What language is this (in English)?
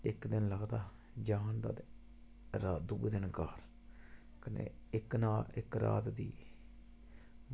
Dogri